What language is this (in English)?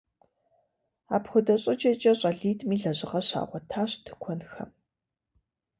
Kabardian